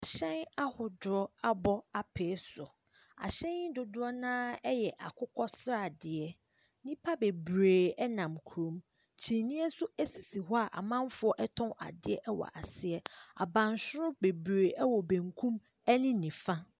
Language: Akan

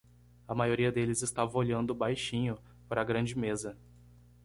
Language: Portuguese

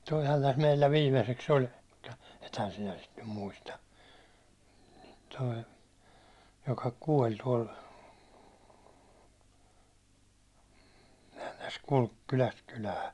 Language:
Finnish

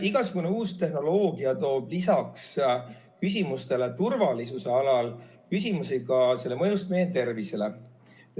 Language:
Estonian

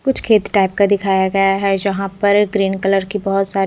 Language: Hindi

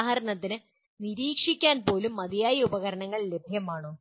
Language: Malayalam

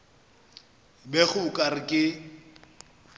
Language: Northern Sotho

